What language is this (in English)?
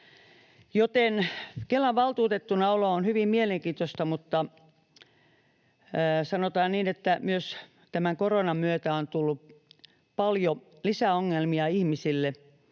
Finnish